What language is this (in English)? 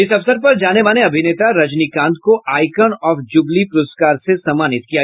Hindi